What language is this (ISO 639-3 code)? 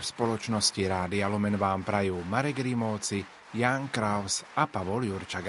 slk